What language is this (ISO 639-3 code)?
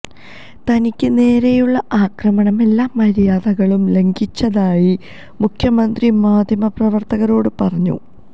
mal